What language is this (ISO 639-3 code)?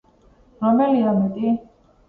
kat